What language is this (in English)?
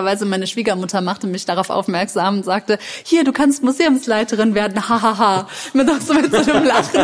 German